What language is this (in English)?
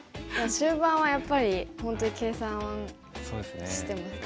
Japanese